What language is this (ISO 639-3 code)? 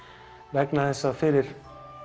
isl